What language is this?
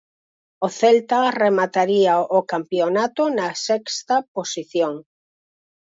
Galician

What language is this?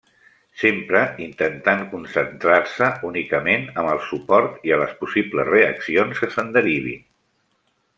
Catalan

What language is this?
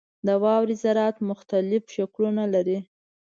Pashto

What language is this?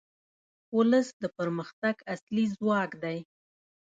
Pashto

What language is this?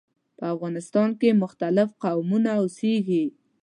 Pashto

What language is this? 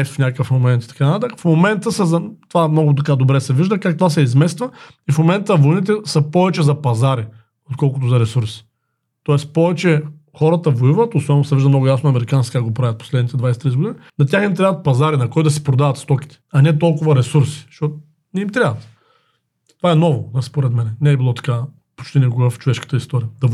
Bulgarian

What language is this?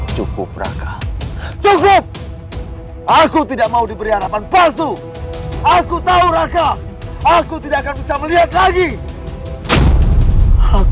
Indonesian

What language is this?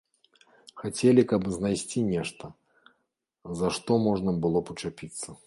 Belarusian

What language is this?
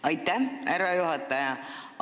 Estonian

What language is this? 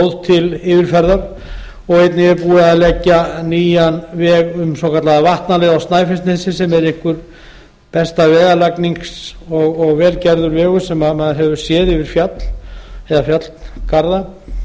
Icelandic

